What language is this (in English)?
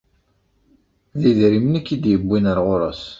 Kabyle